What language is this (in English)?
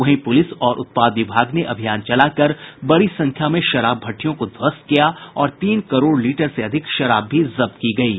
Hindi